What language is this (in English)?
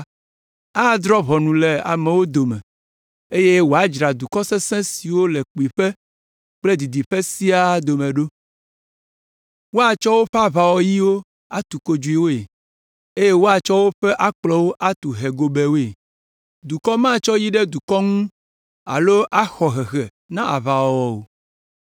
Ewe